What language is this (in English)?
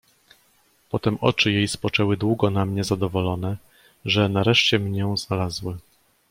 Polish